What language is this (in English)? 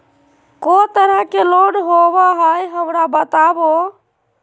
Magahi